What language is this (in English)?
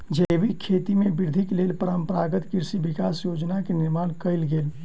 Maithili